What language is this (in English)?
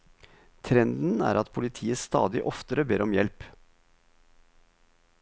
Norwegian